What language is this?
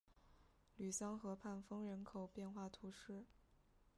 Chinese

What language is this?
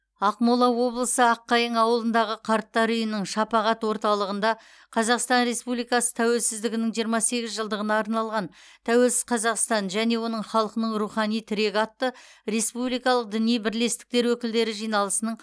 Kazakh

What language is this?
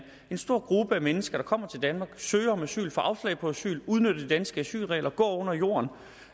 Danish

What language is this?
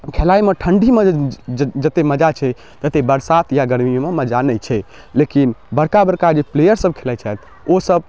Maithili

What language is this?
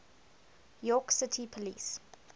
English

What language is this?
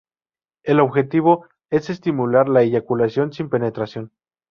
Spanish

